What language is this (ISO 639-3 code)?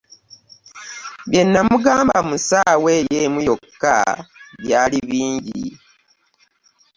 lug